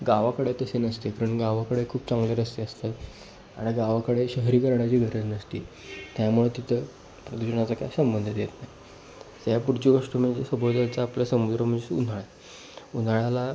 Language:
Marathi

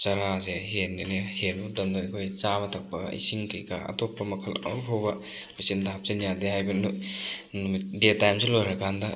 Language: Manipuri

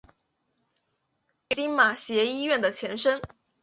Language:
Chinese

